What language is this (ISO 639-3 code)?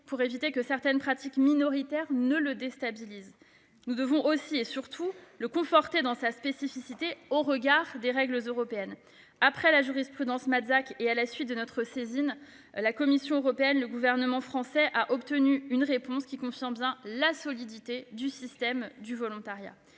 fra